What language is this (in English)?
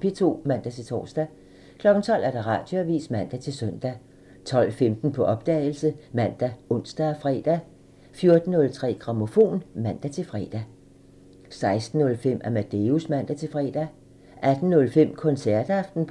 Danish